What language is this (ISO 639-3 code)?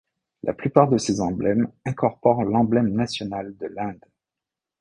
fra